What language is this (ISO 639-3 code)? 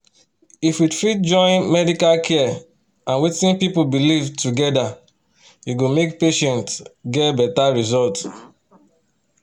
pcm